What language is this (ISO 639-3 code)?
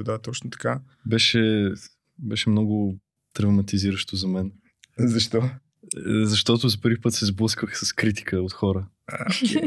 bul